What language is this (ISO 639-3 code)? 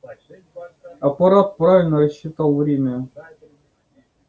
rus